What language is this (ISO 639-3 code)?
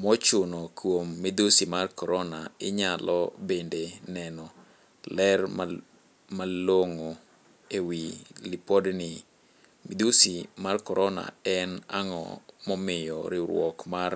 luo